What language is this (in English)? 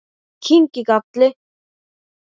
Icelandic